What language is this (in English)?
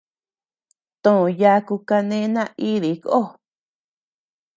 Tepeuxila Cuicatec